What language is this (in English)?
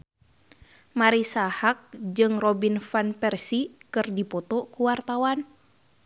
Sundanese